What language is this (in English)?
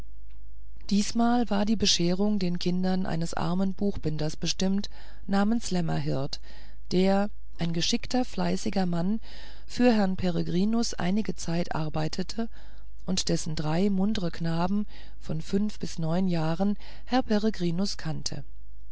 German